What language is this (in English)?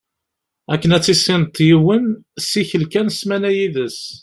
Kabyle